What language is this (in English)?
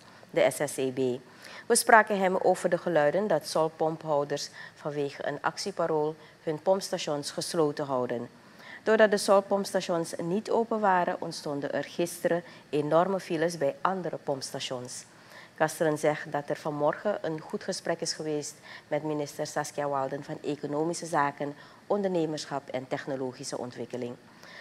Dutch